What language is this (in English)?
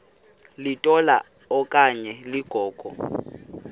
Xhosa